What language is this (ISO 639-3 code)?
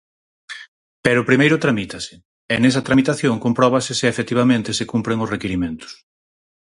glg